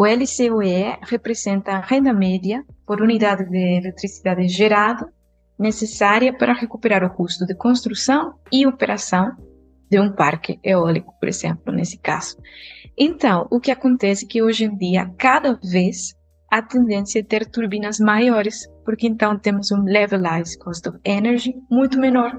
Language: Portuguese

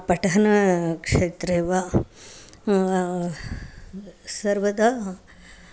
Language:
Sanskrit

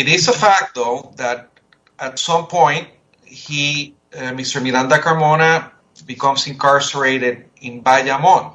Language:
English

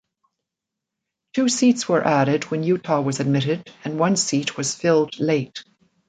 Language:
English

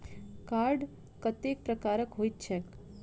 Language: Maithili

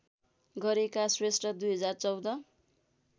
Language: Nepali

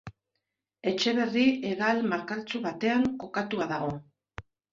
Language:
Basque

